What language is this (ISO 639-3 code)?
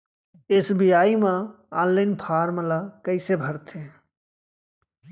hne